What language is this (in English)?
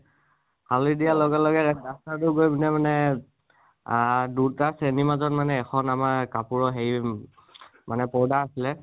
Assamese